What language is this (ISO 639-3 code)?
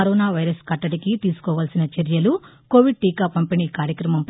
tel